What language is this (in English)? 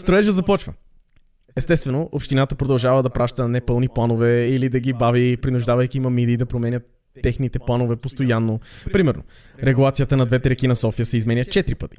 Bulgarian